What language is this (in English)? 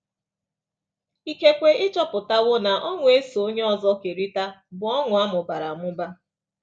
Igbo